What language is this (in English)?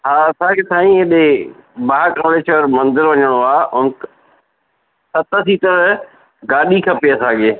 Sindhi